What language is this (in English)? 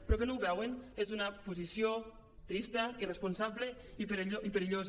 Catalan